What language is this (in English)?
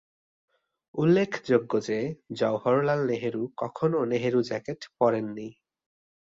Bangla